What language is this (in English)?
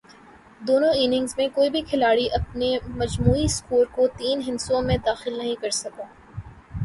Urdu